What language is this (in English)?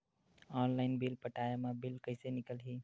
Chhattisgarhi